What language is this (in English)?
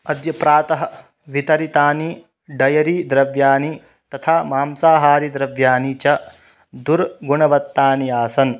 Sanskrit